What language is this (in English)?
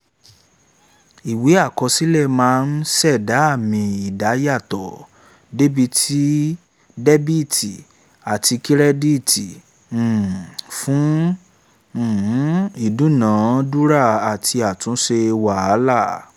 Yoruba